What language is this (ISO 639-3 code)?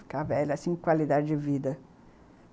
por